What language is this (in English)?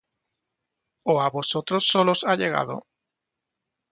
Spanish